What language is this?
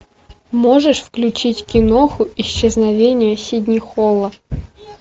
Russian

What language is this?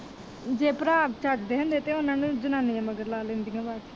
Punjabi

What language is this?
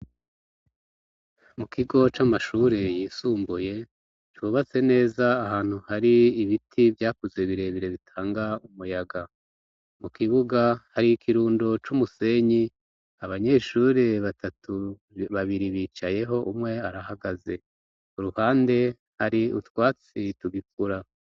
Rundi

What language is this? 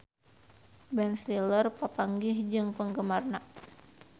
Sundanese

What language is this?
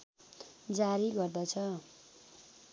Nepali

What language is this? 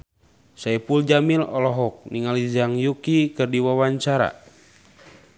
Sundanese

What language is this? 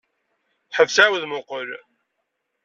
Kabyle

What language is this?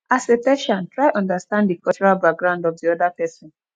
Nigerian Pidgin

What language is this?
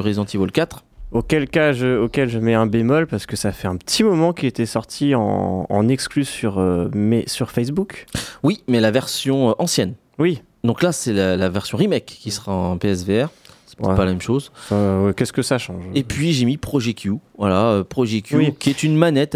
French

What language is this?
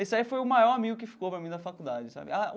Portuguese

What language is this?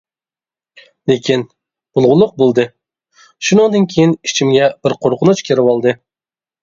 Uyghur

